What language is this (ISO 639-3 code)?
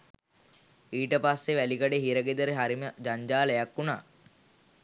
sin